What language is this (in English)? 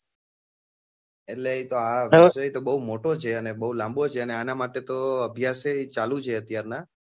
Gujarati